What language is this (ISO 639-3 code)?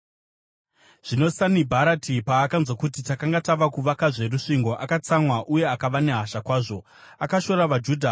sna